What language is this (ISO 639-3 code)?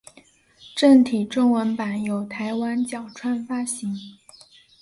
zho